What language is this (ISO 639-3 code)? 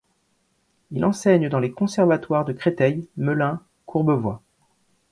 fra